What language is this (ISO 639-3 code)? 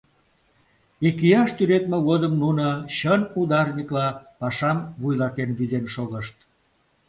chm